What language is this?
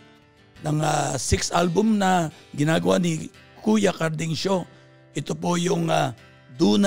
Filipino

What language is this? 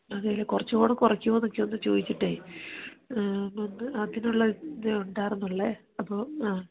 Malayalam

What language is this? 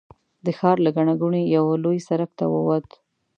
Pashto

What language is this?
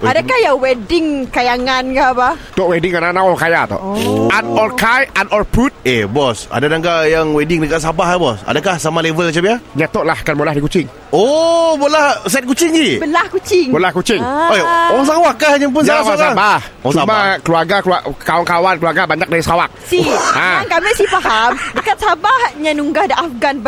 Malay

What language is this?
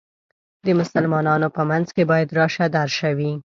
Pashto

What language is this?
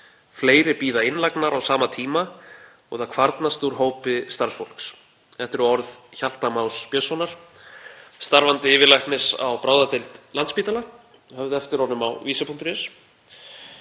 Icelandic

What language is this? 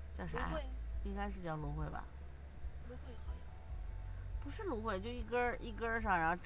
Chinese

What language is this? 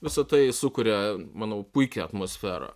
Lithuanian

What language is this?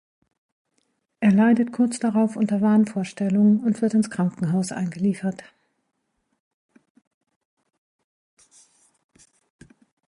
German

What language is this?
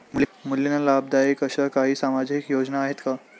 Marathi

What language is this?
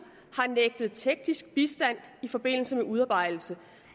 Danish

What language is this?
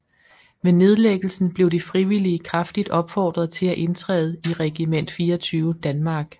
Danish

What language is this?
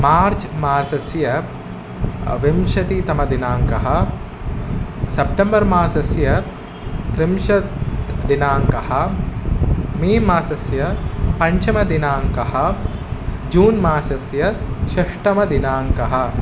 Sanskrit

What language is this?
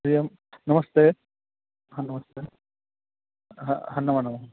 Sanskrit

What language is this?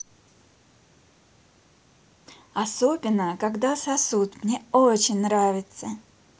Russian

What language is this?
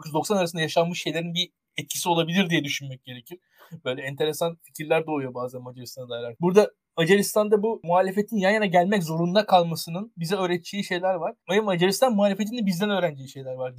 Turkish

